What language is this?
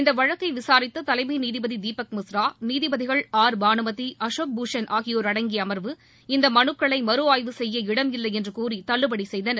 Tamil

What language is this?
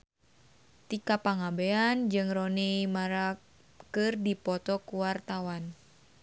Sundanese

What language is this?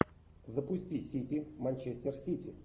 Russian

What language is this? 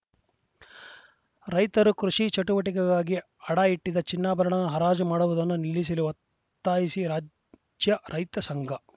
Kannada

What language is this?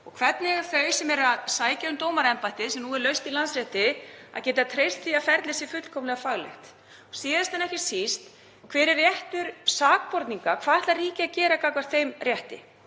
Icelandic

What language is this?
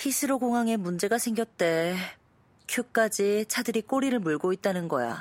Korean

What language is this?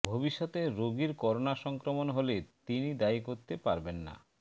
Bangla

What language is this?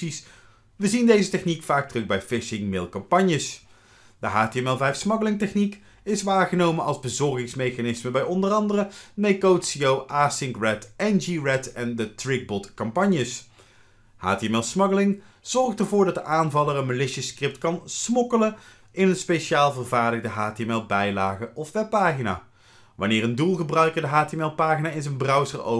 Dutch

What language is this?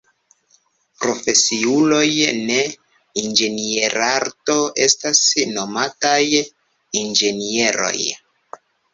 Esperanto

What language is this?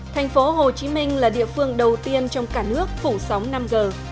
Vietnamese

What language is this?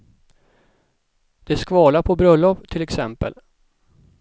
Swedish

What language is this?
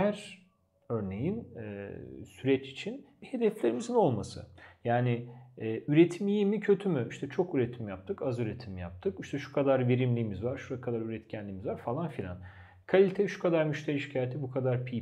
Turkish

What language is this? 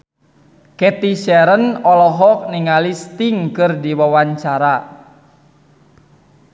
Sundanese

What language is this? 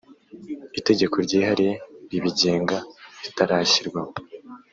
Kinyarwanda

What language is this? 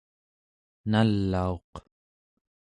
Central Yupik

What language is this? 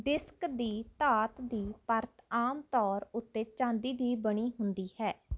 Punjabi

